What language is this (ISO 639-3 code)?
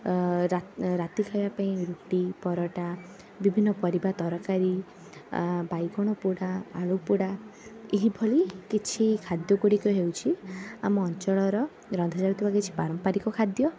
ori